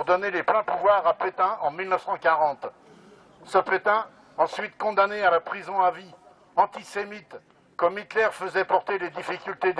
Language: French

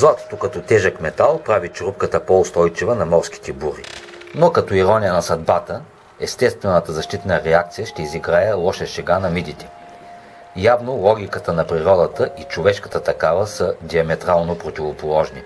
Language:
Bulgarian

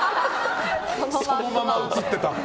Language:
Japanese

